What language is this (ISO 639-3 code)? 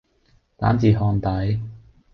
yue